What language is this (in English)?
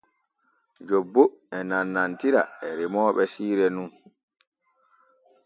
Borgu Fulfulde